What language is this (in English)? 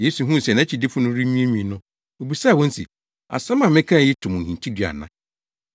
Akan